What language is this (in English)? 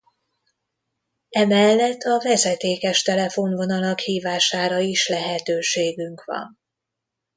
Hungarian